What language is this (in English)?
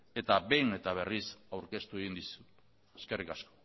Basque